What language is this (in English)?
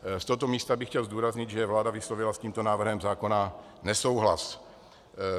Czech